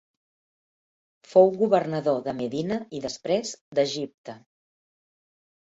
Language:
Catalan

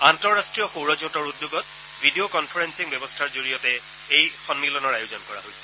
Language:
Assamese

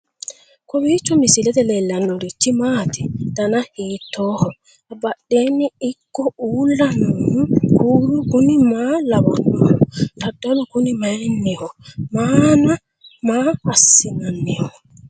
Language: Sidamo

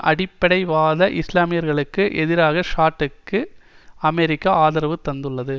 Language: Tamil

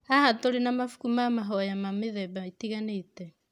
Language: Kikuyu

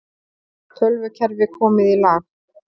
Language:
Icelandic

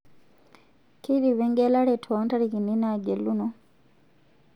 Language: Masai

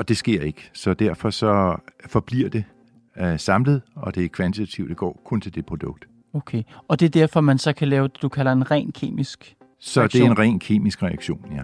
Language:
Danish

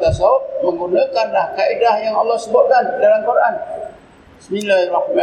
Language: Malay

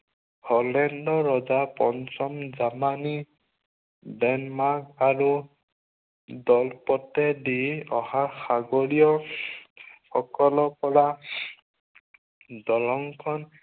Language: Assamese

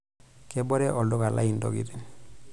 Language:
Masai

